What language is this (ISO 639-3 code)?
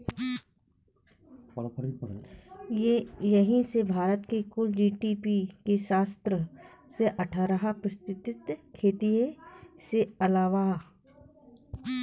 bho